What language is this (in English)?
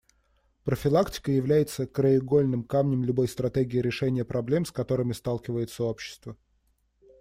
Russian